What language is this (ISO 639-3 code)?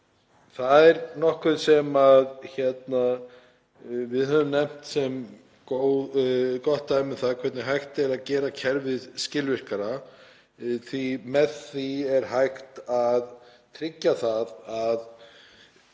isl